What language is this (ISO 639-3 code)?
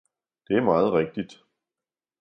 dan